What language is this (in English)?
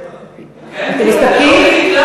Hebrew